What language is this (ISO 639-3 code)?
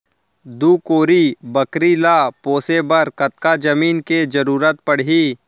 hne